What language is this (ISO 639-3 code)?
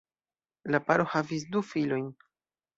epo